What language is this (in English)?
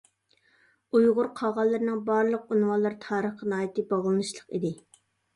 Uyghur